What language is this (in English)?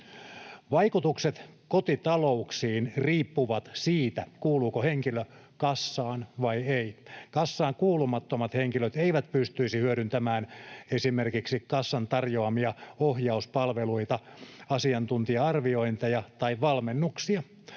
Finnish